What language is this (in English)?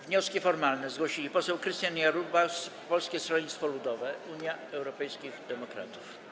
Polish